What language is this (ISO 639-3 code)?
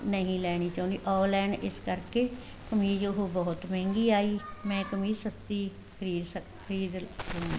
pan